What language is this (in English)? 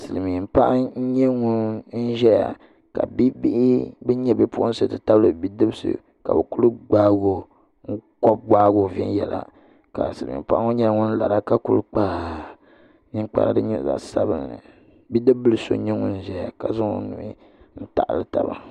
Dagbani